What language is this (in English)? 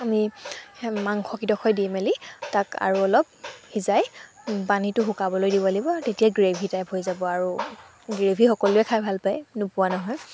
Assamese